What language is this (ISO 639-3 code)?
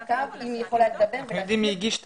heb